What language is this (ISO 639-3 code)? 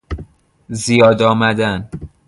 fas